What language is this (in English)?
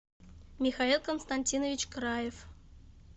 Russian